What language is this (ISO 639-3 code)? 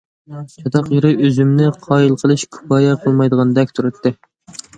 uig